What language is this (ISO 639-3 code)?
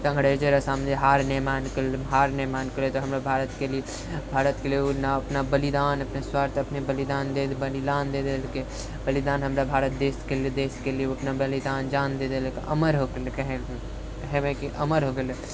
mai